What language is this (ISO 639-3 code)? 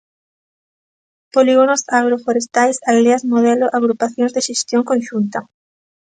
glg